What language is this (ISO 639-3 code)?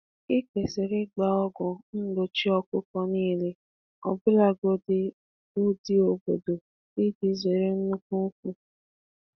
ibo